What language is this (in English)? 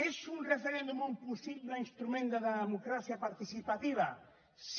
Catalan